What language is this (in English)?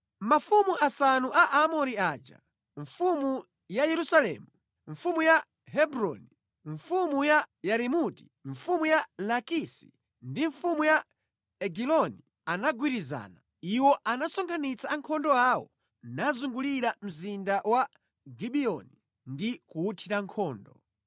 Nyanja